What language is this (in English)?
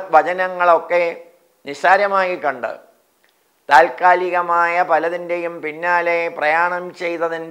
Malayalam